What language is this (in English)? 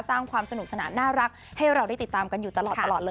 Thai